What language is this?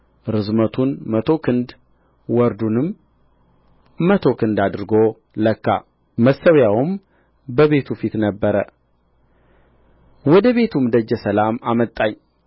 Amharic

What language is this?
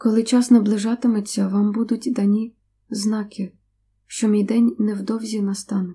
Ukrainian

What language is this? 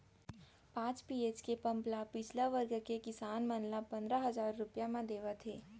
Chhattisgarhi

